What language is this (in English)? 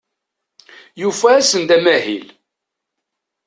Kabyle